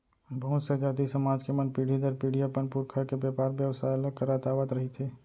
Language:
Chhattisgarhi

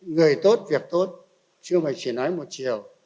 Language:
Vietnamese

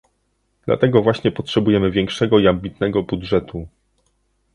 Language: Polish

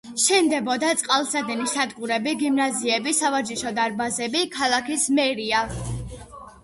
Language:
Georgian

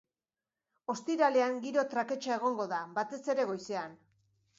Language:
Basque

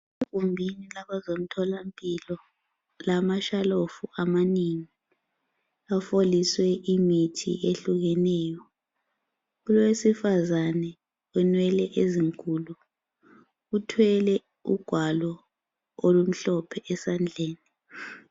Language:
North Ndebele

